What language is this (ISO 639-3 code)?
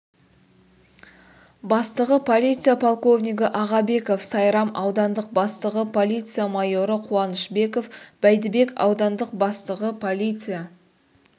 kaz